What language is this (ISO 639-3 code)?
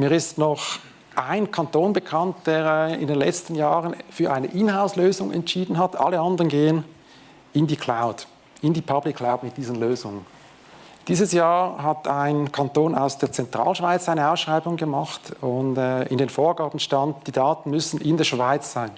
deu